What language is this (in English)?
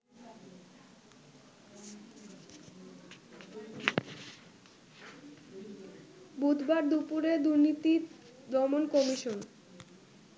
Bangla